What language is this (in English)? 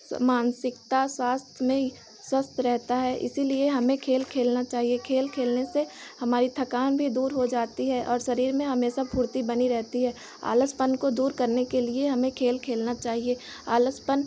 Hindi